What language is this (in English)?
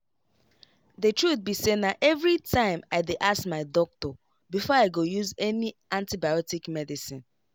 Nigerian Pidgin